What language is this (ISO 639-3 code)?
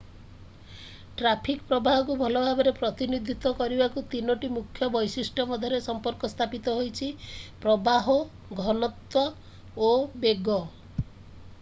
ori